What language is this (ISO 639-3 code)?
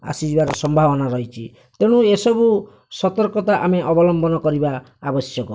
ori